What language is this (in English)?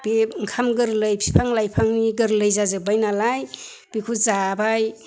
Bodo